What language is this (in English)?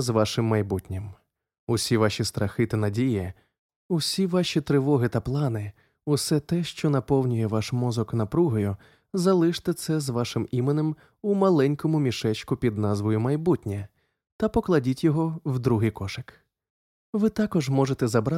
Ukrainian